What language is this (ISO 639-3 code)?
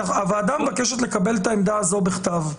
heb